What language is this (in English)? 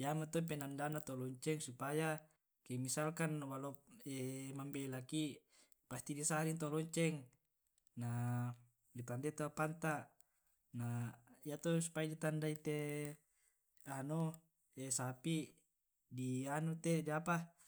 Tae'